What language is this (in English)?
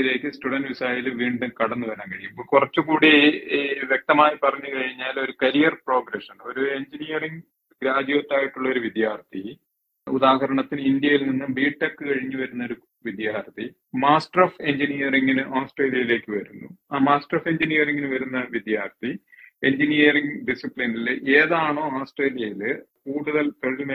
Malayalam